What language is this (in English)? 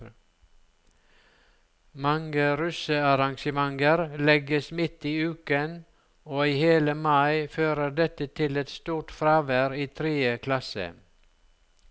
Norwegian